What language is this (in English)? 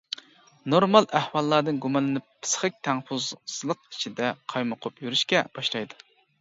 Uyghur